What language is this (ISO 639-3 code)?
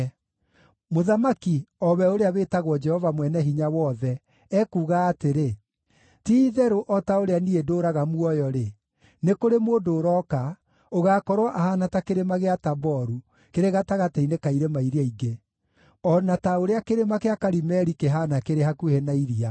kik